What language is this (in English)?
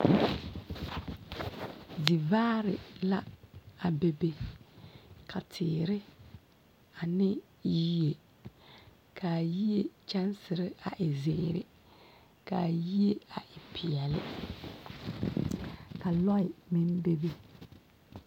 Southern Dagaare